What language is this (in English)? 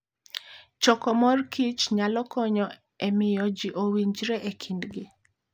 Luo (Kenya and Tanzania)